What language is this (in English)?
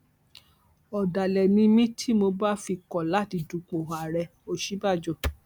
Yoruba